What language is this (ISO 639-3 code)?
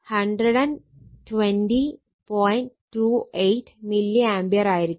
mal